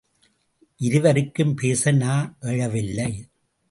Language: Tamil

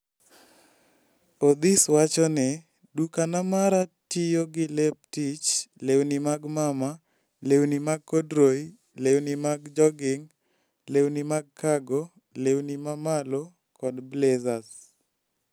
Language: Luo (Kenya and Tanzania)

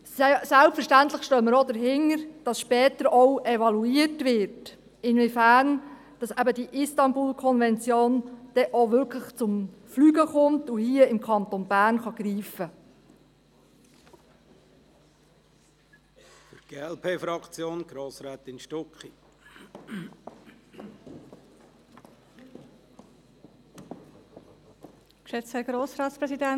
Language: Swiss German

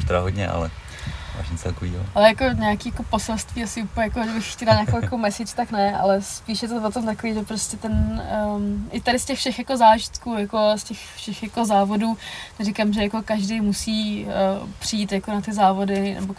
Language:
Czech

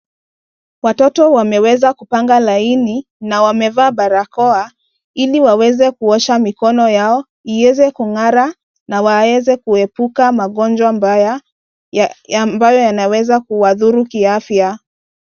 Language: Swahili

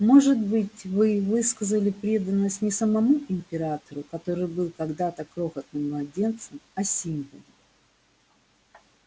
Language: Russian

